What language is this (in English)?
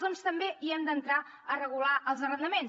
Catalan